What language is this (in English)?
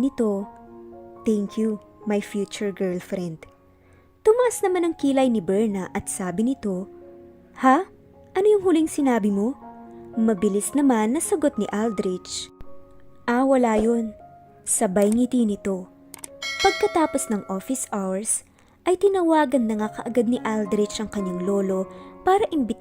Filipino